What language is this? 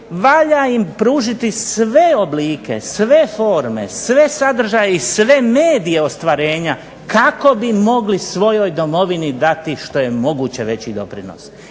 Croatian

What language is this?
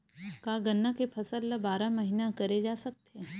Chhattisgarhi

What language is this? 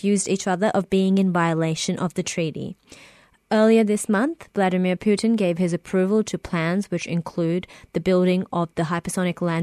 English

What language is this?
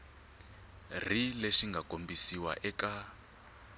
Tsonga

